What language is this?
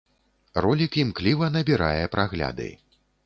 Belarusian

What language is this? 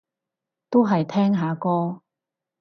Cantonese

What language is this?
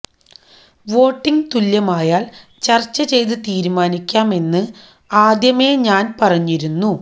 Malayalam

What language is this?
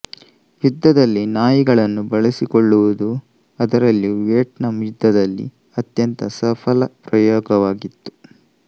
Kannada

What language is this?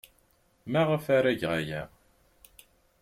Kabyle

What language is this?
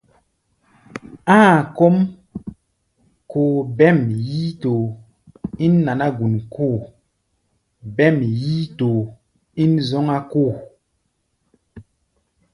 Gbaya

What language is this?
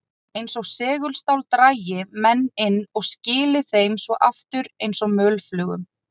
Icelandic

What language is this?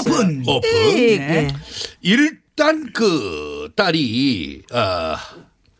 Korean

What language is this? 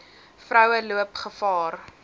Afrikaans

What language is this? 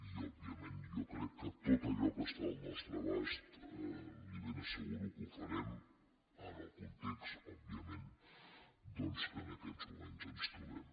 Catalan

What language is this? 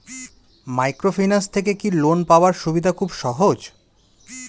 Bangla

